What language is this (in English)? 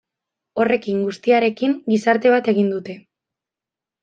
Basque